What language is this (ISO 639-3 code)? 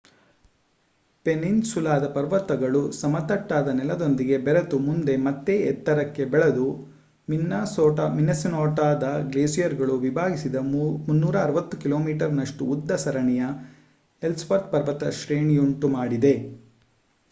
kan